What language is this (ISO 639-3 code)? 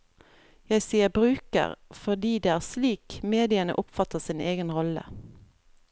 nor